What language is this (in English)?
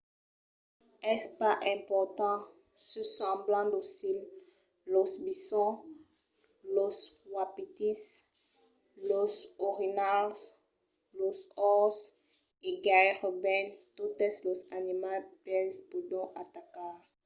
Occitan